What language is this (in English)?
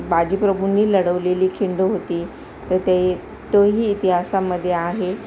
Marathi